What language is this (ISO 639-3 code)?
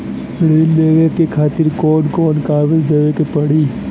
bho